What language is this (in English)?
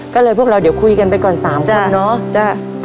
Thai